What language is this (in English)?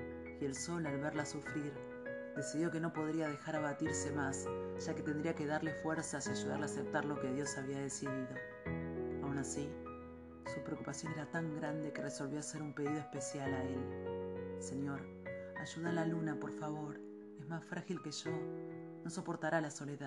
Spanish